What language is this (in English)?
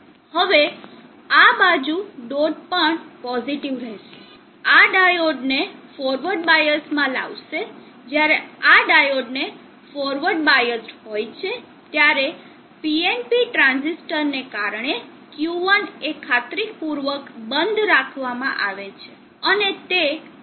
Gujarati